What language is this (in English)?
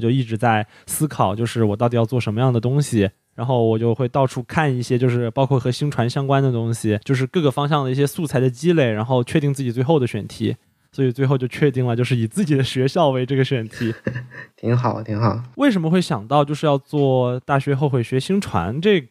Chinese